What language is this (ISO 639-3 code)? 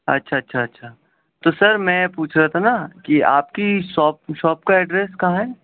urd